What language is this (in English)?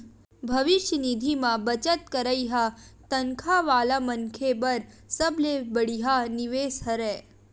Chhattisgarhi